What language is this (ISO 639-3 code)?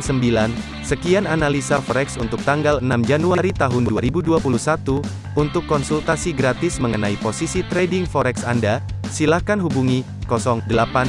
ind